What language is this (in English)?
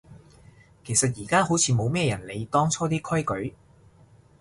Cantonese